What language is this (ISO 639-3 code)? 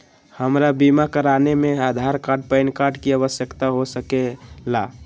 mag